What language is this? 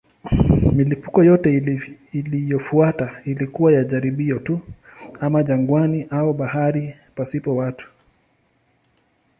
Swahili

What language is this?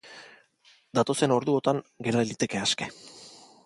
Basque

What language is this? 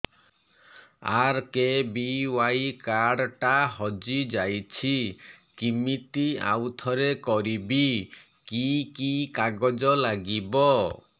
Odia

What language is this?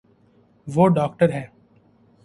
Urdu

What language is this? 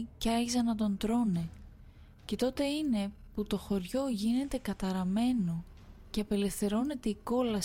Greek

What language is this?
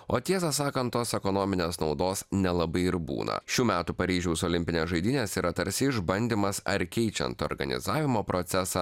Lithuanian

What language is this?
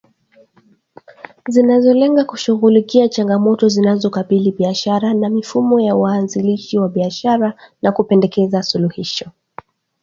Swahili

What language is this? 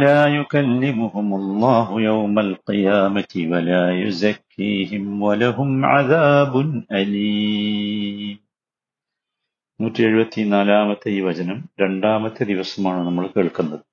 Malayalam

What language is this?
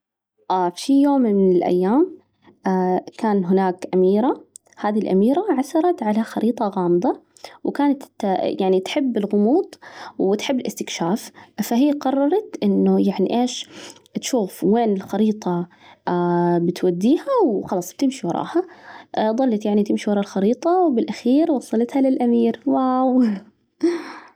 Najdi Arabic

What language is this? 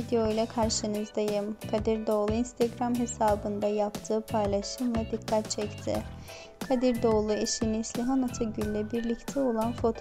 Turkish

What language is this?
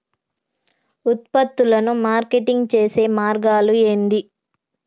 Telugu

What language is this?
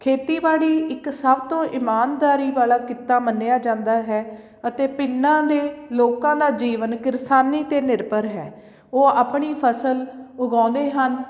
Punjabi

